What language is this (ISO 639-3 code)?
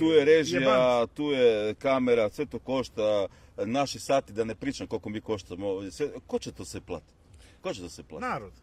hrv